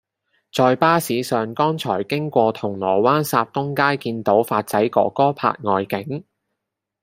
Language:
Cantonese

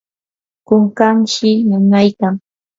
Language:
Yanahuanca Pasco Quechua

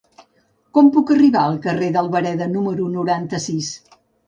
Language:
Catalan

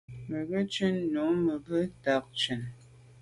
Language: Medumba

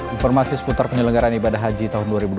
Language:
Indonesian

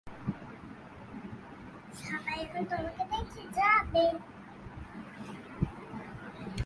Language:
Bangla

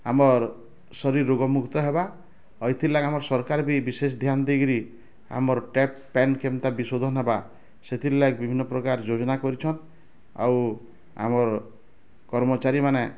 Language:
Odia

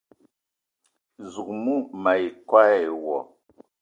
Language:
Eton (Cameroon)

